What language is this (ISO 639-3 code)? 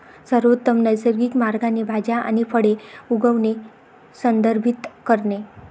mar